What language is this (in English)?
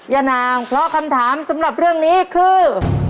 Thai